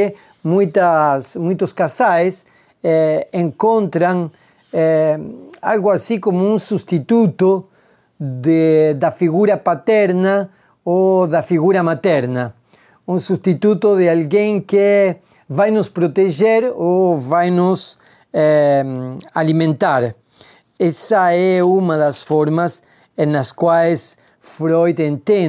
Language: Portuguese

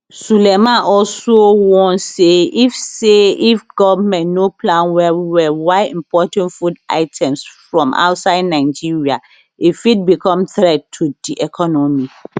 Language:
Nigerian Pidgin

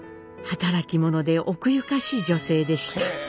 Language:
Japanese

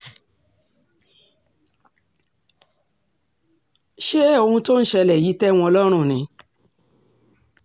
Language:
Yoruba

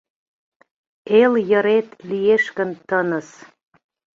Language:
Mari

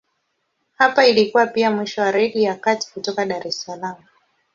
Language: Swahili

